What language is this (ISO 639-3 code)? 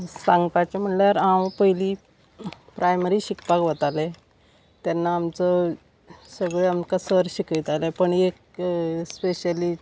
kok